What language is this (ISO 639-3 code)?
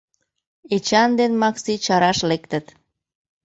chm